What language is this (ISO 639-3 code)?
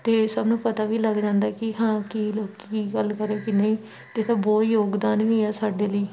pan